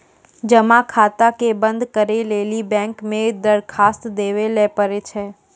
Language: Maithili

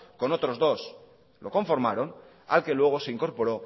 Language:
Spanish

